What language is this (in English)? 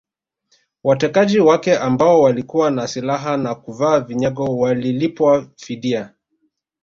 Swahili